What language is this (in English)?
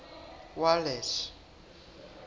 Southern Sotho